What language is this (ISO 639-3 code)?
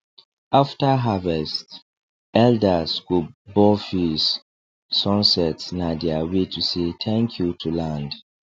pcm